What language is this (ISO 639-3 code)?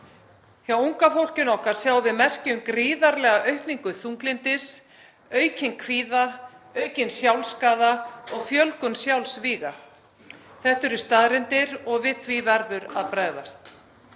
isl